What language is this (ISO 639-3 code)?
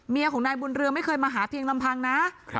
tha